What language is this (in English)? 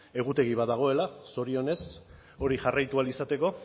Basque